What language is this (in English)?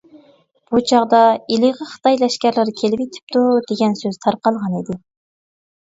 Uyghur